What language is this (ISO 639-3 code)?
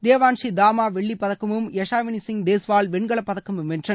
tam